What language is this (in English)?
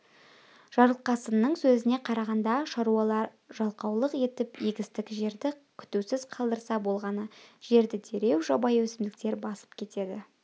Kazakh